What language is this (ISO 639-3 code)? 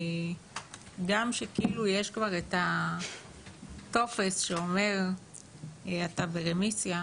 heb